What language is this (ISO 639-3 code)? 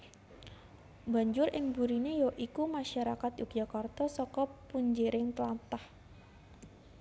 jav